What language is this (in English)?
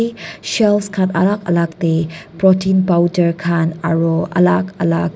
Naga Pidgin